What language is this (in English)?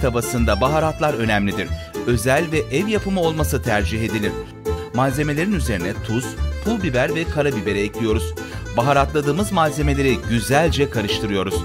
Turkish